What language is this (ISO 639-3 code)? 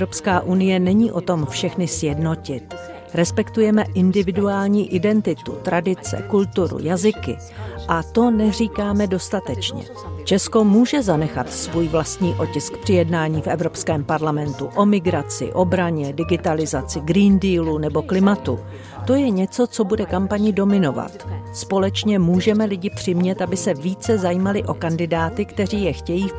ces